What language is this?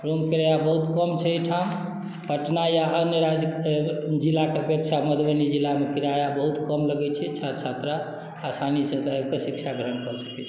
Maithili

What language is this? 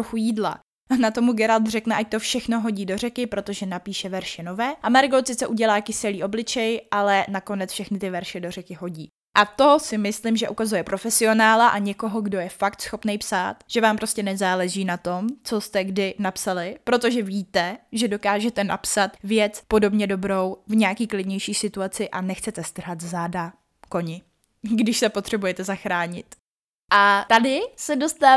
Czech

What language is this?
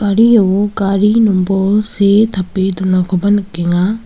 Garo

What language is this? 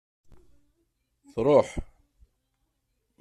Kabyle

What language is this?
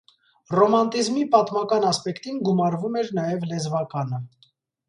Armenian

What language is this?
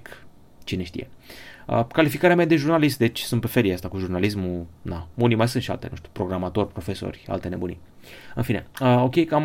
Romanian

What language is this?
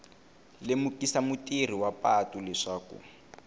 Tsonga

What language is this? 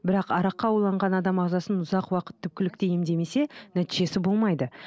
Kazakh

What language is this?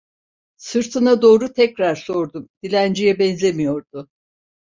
Turkish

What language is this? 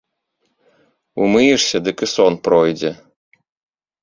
Belarusian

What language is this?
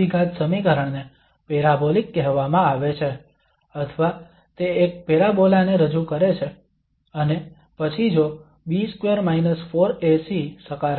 Gujarati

